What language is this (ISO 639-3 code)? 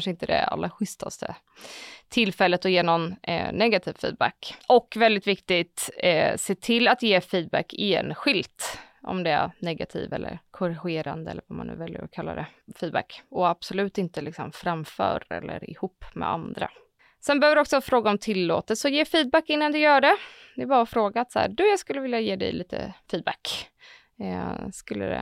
swe